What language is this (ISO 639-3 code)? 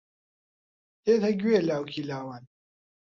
ckb